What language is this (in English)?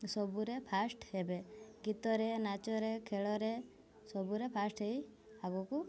Odia